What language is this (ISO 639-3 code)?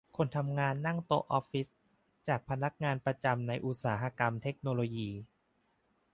tha